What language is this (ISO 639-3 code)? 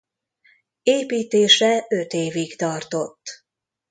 hun